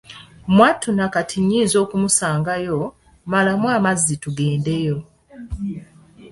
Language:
Ganda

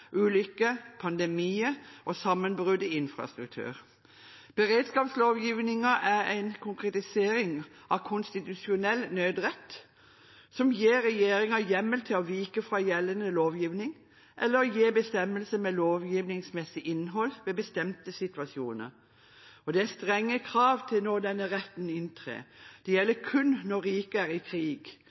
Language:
Norwegian Bokmål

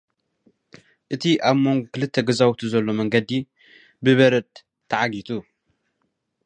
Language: Tigrinya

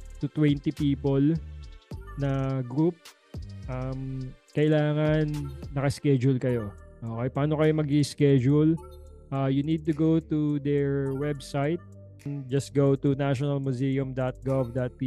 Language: Filipino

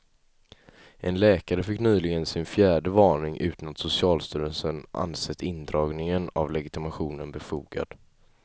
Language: Swedish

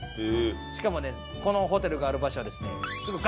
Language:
Japanese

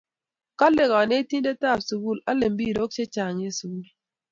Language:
Kalenjin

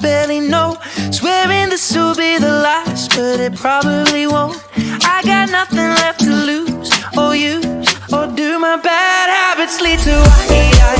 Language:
English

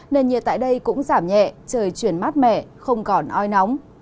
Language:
Vietnamese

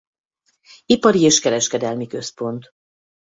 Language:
Hungarian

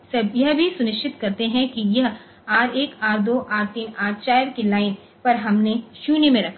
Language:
Hindi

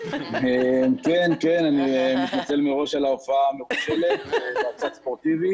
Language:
Hebrew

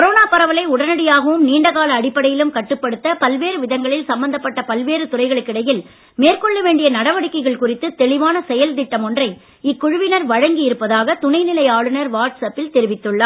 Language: Tamil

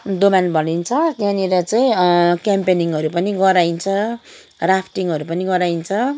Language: Nepali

